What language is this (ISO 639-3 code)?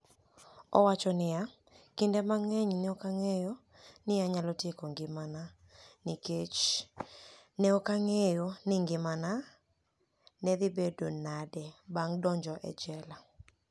luo